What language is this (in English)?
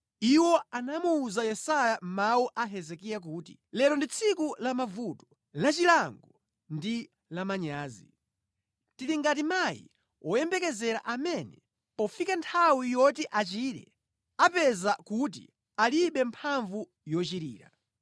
Nyanja